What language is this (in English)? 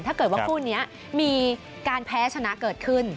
Thai